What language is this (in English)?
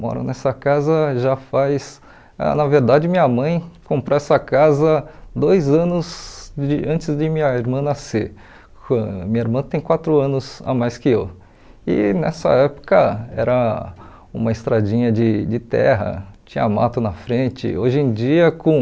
Portuguese